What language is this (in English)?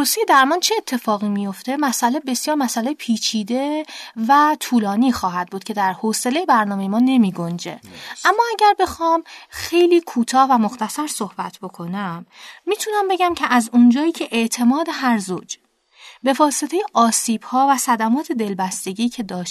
Persian